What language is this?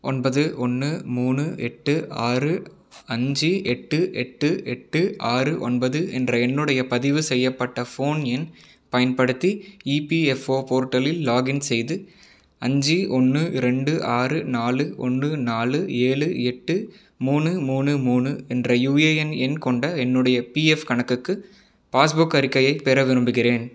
Tamil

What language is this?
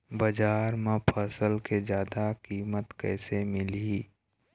Chhattisgarhi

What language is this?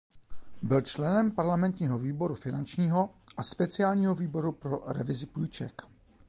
Czech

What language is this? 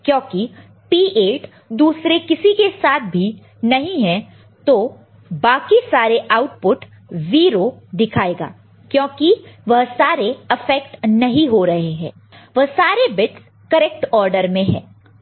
Hindi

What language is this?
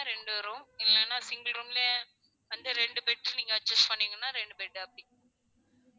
Tamil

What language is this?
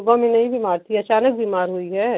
Hindi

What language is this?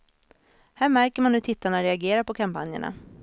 Swedish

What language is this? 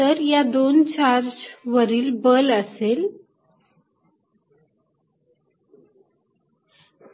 Marathi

